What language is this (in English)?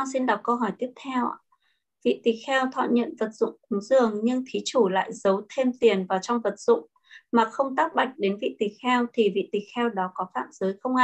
Vietnamese